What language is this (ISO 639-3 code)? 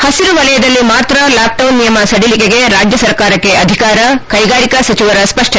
kan